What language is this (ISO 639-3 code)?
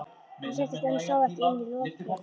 isl